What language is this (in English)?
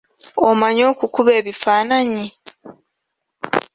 Ganda